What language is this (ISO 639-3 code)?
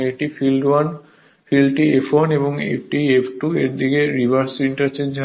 ben